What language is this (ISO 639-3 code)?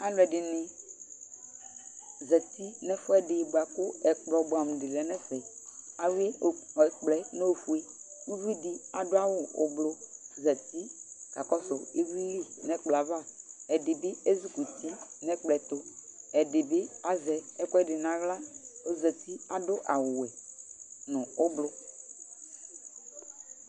kpo